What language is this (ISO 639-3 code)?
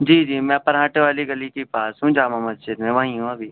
urd